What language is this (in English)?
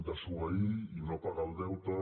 Catalan